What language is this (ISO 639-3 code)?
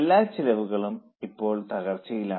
mal